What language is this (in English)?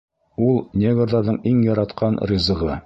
Bashkir